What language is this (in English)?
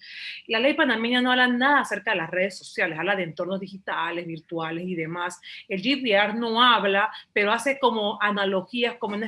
Spanish